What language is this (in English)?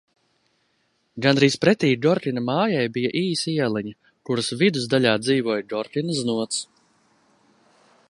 Latvian